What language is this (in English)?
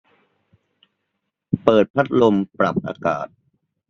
Thai